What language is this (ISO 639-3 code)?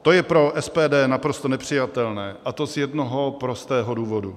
ces